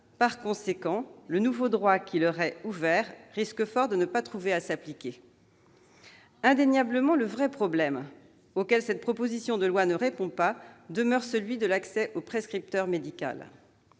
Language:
French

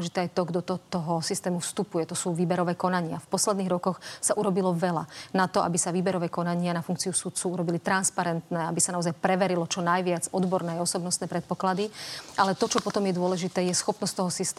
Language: Slovak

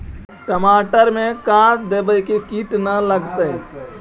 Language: Magahi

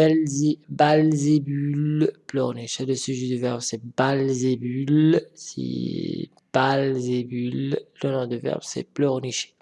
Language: French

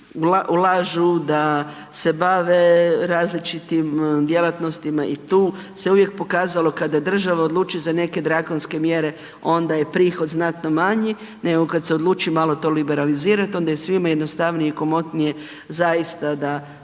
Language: Croatian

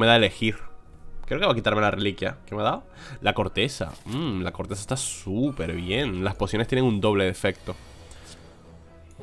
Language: Spanish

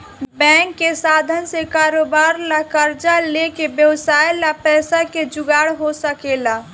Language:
Bhojpuri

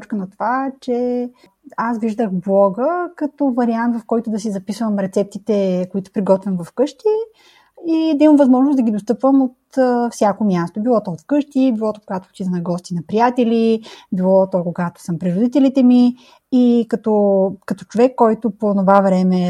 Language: Bulgarian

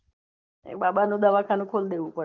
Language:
Gujarati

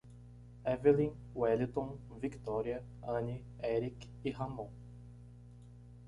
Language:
Portuguese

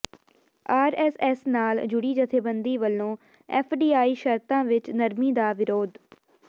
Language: Punjabi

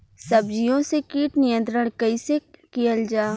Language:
Bhojpuri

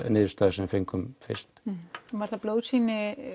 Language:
Icelandic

